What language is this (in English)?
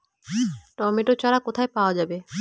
Bangla